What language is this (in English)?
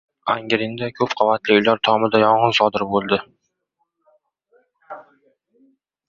Uzbek